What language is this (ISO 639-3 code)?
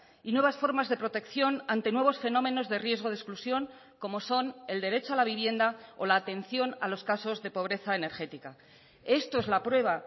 spa